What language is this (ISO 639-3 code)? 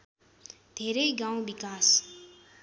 nep